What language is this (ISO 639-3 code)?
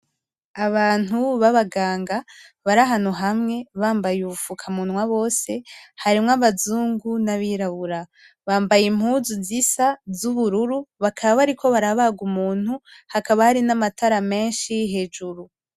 run